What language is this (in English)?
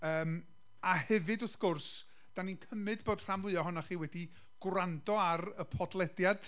Welsh